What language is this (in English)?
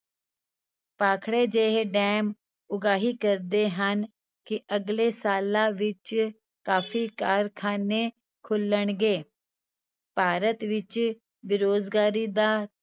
Punjabi